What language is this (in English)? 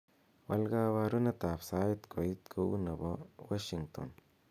Kalenjin